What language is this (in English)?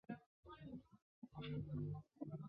Chinese